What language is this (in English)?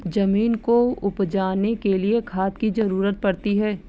Hindi